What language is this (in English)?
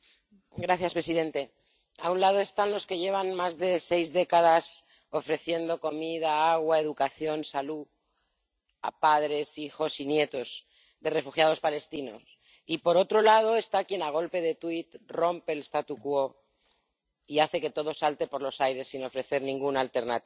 Spanish